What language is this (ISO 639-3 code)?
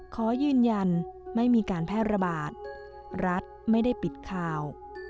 tha